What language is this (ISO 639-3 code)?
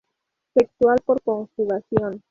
spa